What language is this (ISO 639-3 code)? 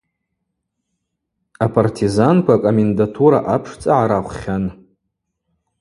abq